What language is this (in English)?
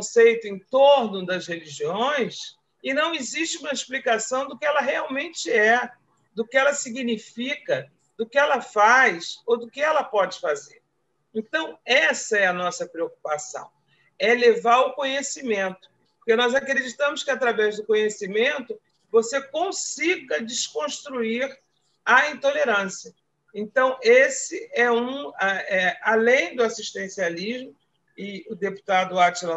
Portuguese